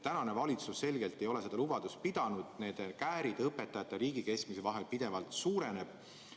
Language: Estonian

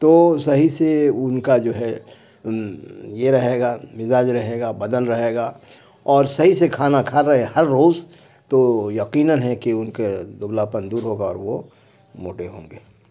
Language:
Urdu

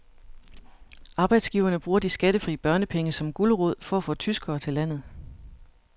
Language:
Danish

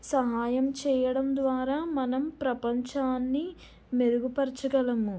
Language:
Telugu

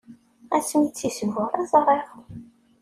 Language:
Kabyle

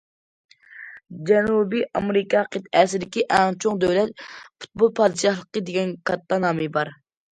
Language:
Uyghur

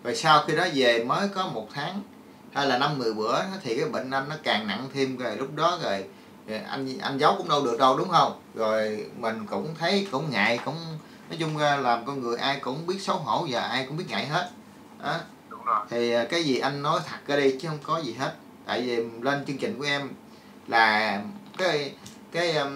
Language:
Vietnamese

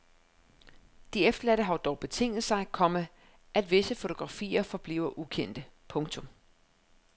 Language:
Danish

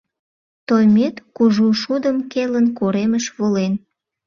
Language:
Mari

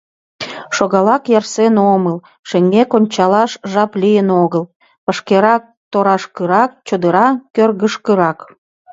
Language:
Mari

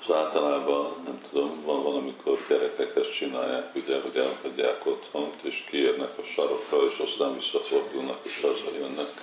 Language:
Hungarian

